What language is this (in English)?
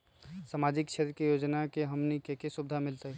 Magahi